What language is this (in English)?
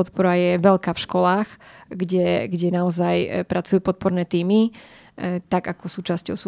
Slovak